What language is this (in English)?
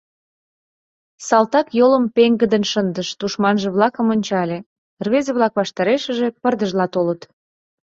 Mari